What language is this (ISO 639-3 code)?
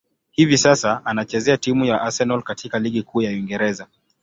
swa